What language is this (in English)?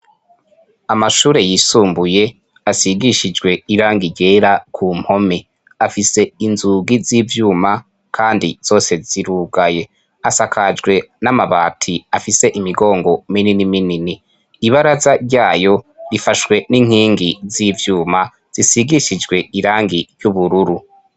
Rundi